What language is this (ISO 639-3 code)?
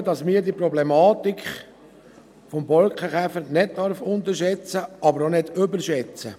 gsw